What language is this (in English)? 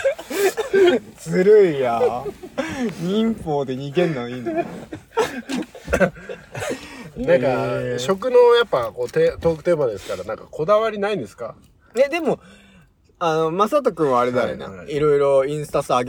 Japanese